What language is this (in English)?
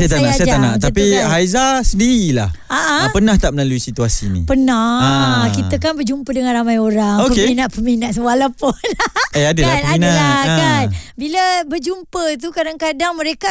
Malay